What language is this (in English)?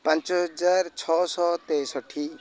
Odia